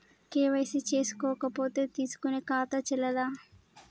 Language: Telugu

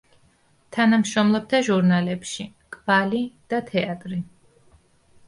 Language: Georgian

